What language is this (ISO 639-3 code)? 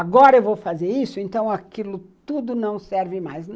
por